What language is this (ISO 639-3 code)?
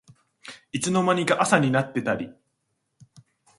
jpn